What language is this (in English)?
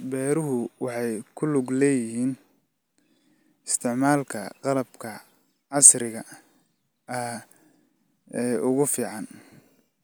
Somali